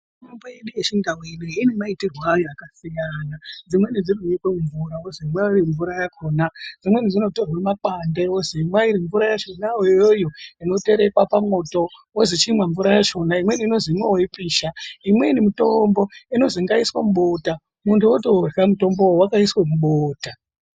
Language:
Ndau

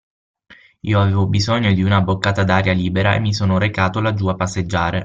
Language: Italian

